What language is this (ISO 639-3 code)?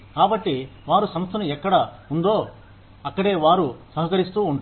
tel